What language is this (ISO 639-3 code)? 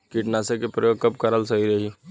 bho